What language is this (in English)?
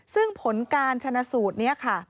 Thai